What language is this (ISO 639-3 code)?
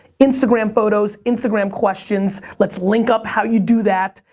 eng